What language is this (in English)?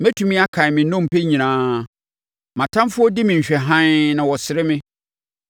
Akan